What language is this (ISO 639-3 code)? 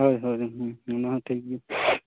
sat